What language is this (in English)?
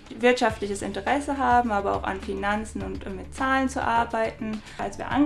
German